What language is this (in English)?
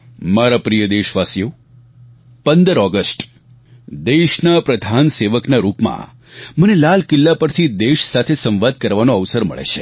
Gujarati